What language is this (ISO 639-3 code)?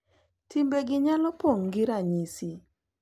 luo